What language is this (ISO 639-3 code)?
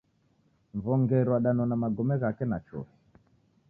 dav